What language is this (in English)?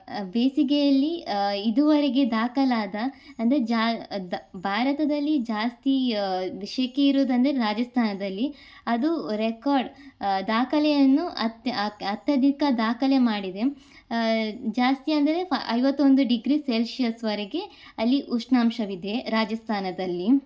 Kannada